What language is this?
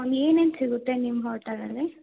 Kannada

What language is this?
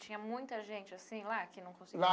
Portuguese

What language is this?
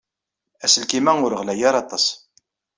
Kabyle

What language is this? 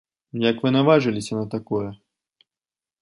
Belarusian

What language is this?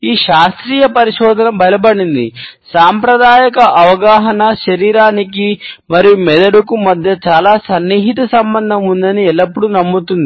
Telugu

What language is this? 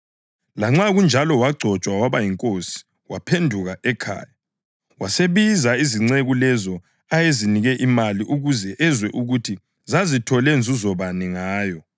North Ndebele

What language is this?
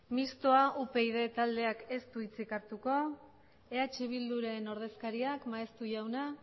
Basque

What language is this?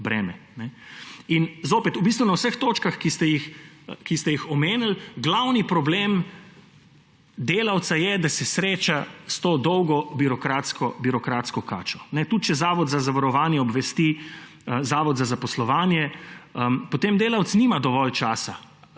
Slovenian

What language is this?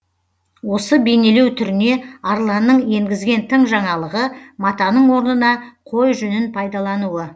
Kazakh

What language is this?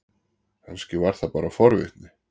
Icelandic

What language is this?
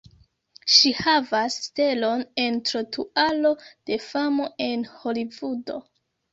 Esperanto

